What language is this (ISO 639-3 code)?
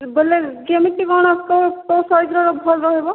ori